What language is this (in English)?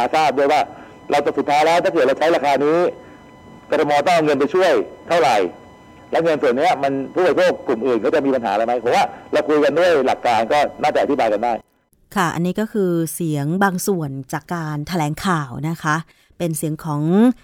Thai